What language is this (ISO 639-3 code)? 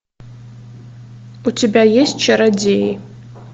rus